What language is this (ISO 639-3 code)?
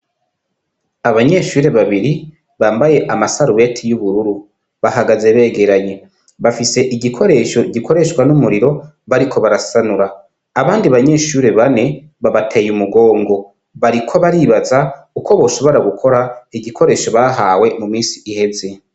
run